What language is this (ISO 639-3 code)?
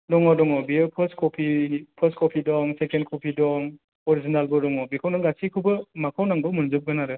brx